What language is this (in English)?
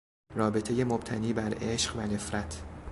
Persian